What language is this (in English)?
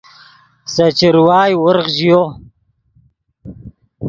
Yidgha